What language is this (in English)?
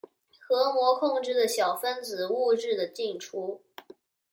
Chinese